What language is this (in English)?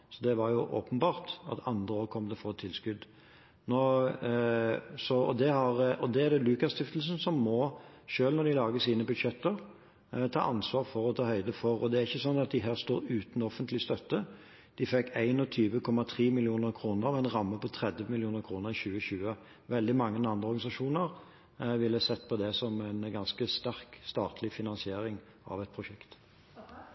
Norwegian Bokmål